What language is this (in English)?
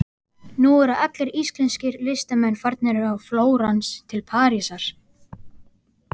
Icelandic